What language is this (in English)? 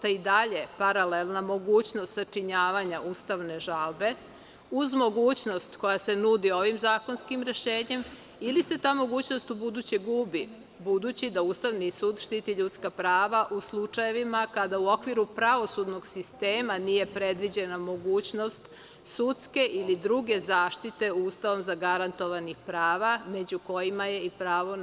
Serbian